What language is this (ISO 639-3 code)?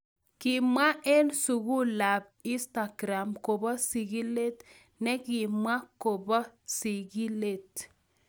kln